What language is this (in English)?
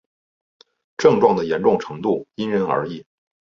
Chinese